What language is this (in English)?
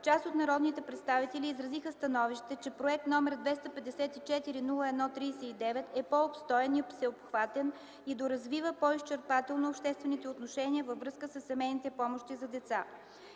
Bulgarian